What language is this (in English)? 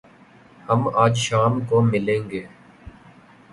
Urdu